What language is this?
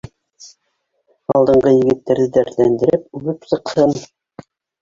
Bashkir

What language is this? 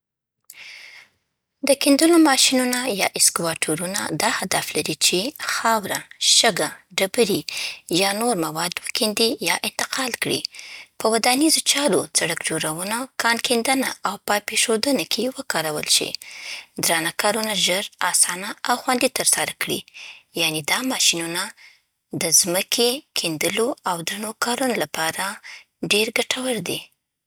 Southern Pashto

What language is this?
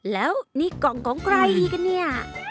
Thai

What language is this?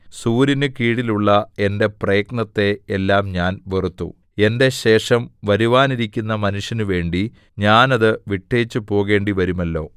Malayalam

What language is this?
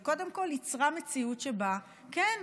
Hebrew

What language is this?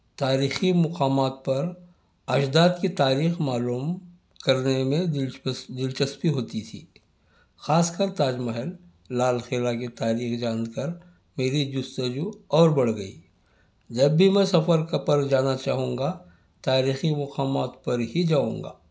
Urdu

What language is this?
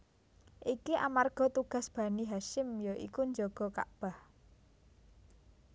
Javanese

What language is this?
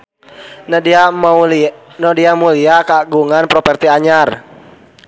Sundanese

